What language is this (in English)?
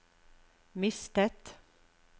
Norwegian